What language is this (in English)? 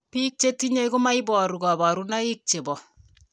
Kalenjin